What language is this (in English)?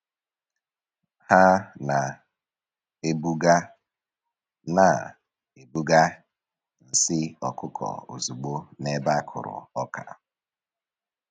Igbo